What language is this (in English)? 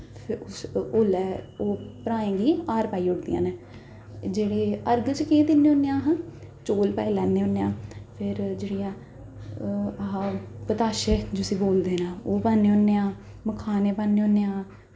Dogri